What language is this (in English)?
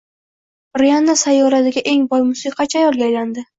Uzbek